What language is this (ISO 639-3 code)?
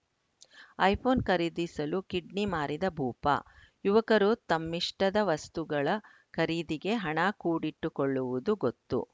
kan